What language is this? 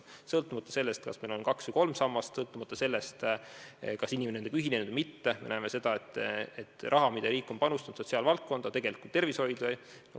Estonian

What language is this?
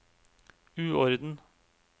Norwegian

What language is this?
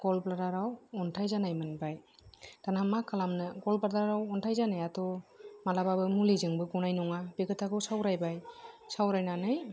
Bodo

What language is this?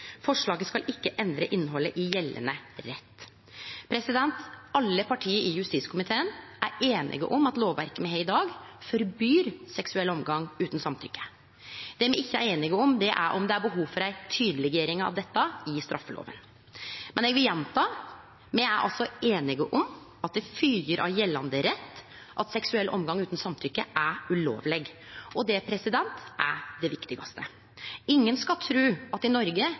Norwegian Nynorsk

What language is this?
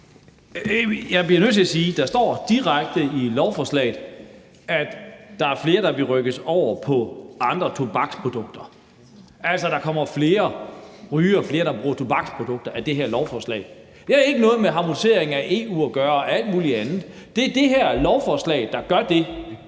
Danish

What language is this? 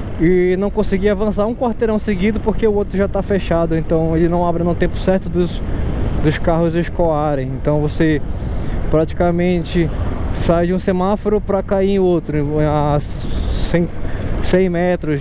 Portuguese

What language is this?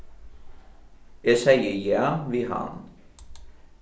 Faroese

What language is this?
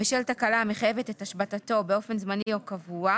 Hebrew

